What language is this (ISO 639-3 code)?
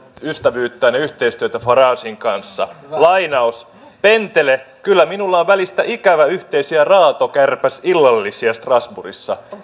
fin